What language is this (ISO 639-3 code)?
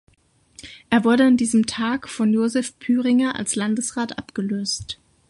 deu